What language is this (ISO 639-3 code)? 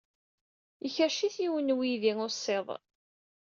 kab